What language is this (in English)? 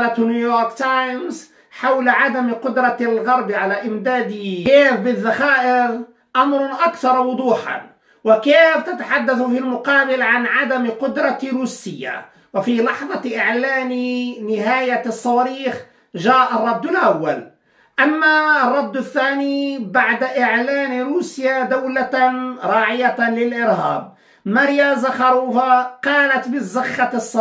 Arabic